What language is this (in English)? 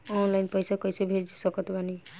Bhojpuri